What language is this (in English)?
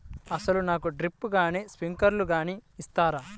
Telugu